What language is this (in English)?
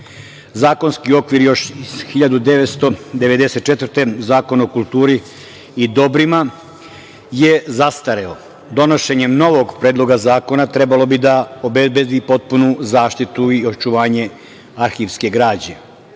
Serbian